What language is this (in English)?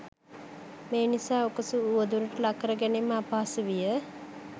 Sinhala